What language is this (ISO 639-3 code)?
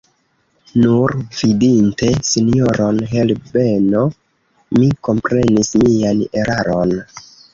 epo